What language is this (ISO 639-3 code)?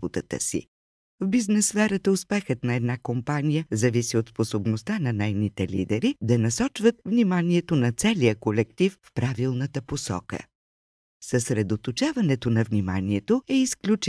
bul